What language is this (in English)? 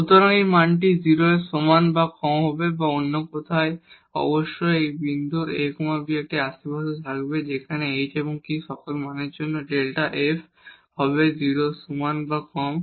Bangla